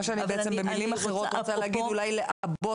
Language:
Hebrew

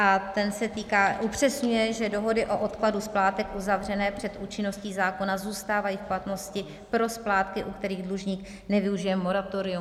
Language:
Czech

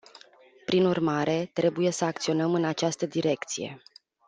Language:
Romanian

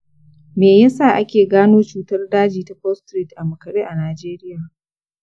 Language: Hausa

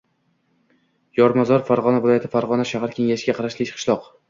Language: Uzbek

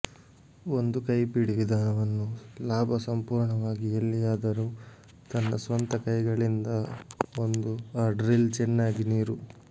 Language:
Kannada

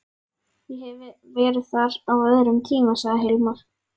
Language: Icelandic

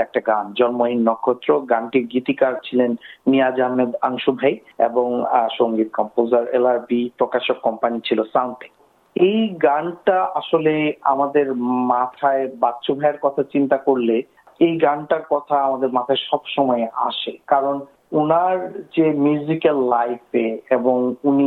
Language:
Bangla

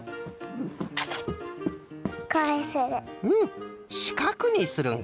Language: Japanese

